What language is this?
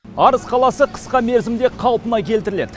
Kazakh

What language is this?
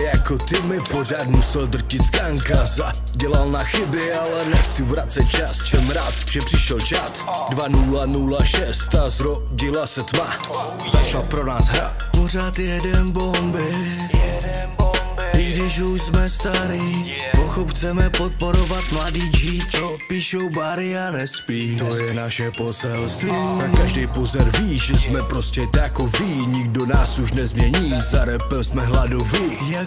Czech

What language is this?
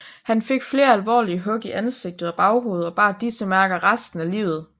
Danish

